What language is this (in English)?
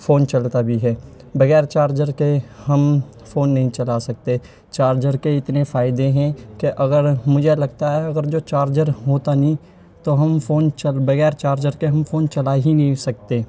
Urdu